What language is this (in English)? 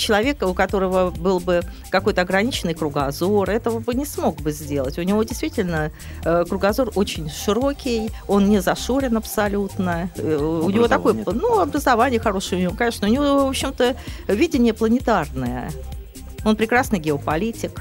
Russian